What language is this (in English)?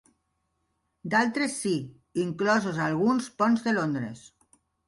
Catalan